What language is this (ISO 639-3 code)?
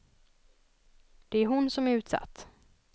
swe